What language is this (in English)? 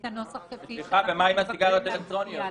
Hebrew